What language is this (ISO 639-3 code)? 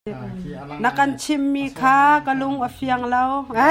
cnh